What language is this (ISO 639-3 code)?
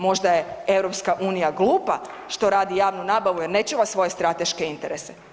hrv